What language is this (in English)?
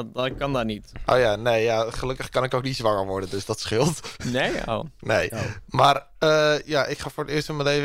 Dutch